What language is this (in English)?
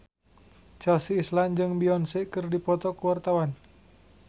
Sundanese